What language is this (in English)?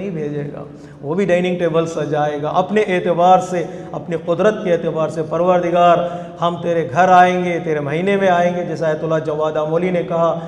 Arabic